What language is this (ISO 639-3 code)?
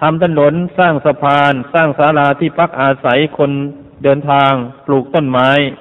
tha